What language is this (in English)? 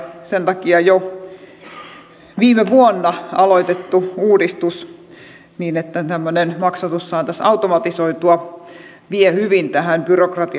Finnish